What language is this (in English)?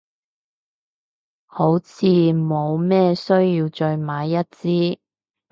Cantonese